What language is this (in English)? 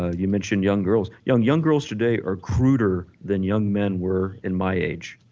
English